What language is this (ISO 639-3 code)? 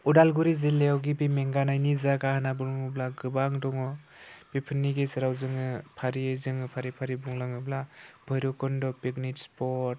brx